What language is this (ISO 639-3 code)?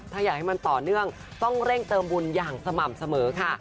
tha